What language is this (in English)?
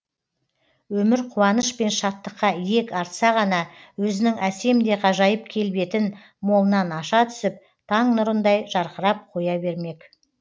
Kazakh